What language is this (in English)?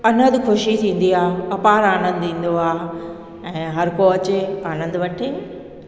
Sindhi